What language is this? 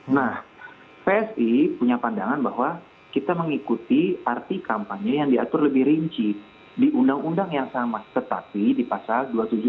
Indonesian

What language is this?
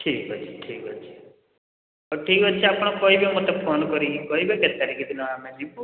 Odia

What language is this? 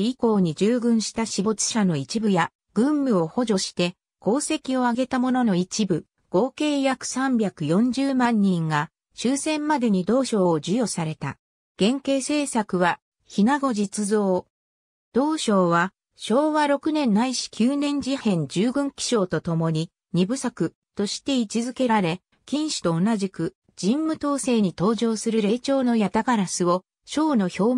Japanese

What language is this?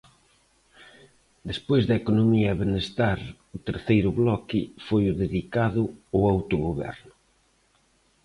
Galician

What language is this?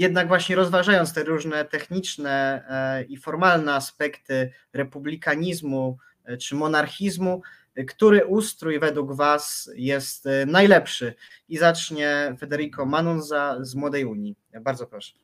Polish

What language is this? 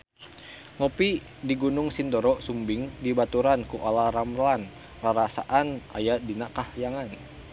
Sundanese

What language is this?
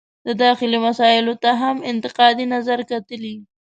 Pashto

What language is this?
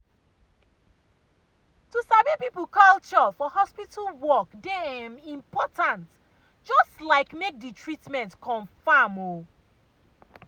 Nigerian Pidgin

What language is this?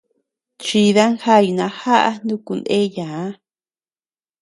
Tepeuxila Cuicatec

